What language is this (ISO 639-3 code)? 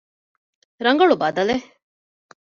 div